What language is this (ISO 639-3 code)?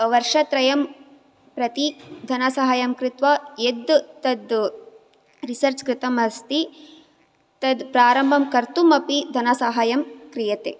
san